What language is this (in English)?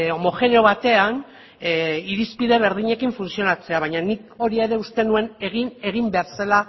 Basque